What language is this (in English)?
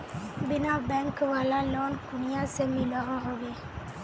Magahi